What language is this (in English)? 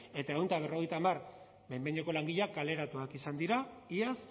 Basque